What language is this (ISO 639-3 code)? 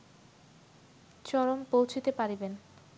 ben